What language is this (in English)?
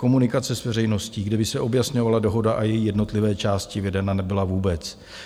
Czech